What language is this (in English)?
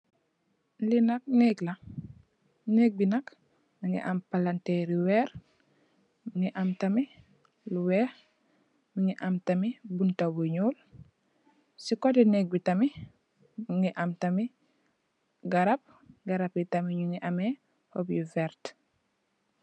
Wolof